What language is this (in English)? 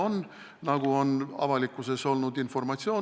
Estonian